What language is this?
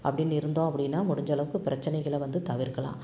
Tamil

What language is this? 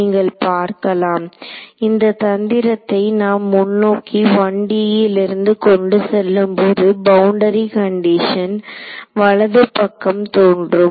Tamil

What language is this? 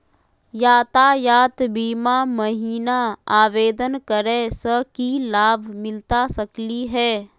Magahi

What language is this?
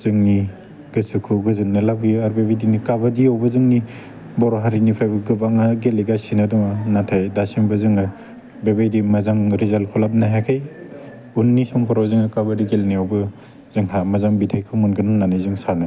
Bodo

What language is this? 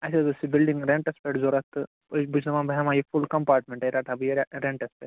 Kashmiri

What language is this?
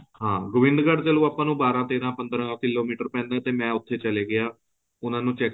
Punjabi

